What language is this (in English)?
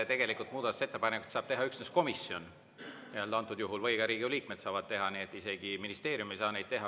Estonian